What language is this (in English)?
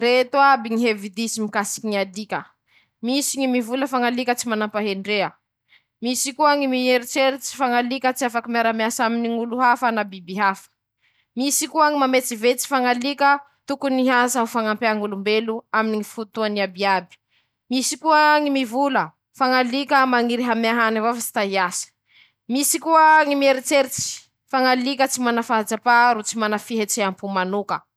Masikoro Malagasy